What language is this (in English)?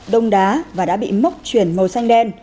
Vietnamese